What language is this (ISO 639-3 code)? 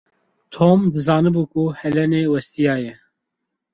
kur